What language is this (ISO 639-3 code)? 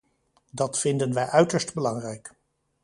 nld